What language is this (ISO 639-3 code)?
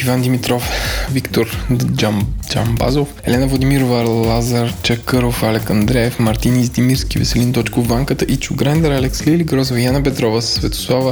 bul